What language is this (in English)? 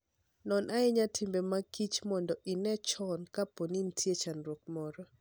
Luo (Kenya and Tanzania)